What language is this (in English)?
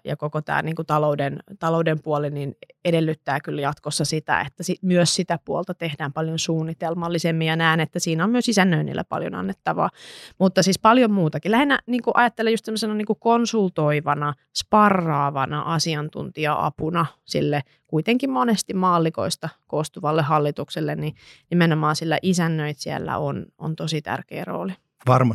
Finnish